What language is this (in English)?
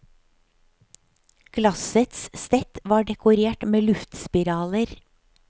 Norwegian